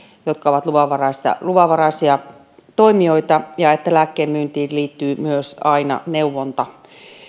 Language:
Finnish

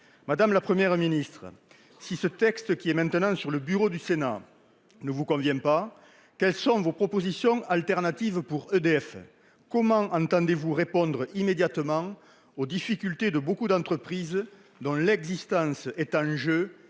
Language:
French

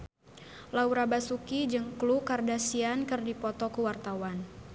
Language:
Sundanese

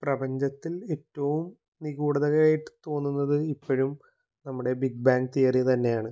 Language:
Malayalam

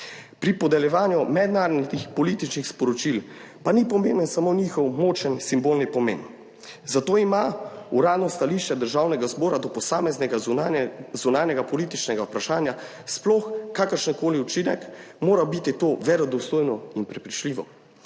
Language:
Slovenian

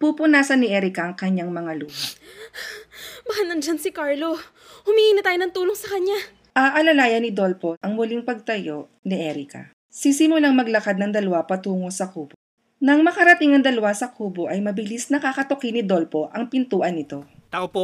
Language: Filipino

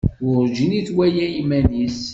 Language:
Kabyle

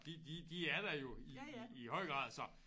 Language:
Danish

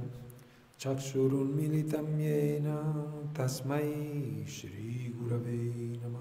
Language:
Italian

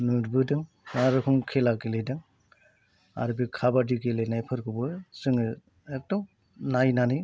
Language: Bodo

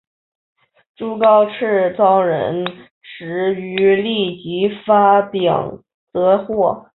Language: Chinese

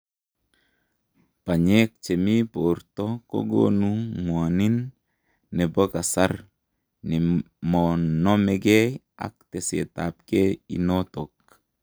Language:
Kalenjin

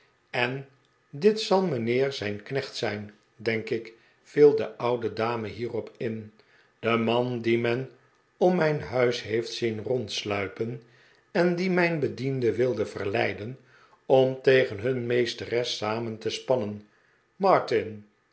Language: Dutch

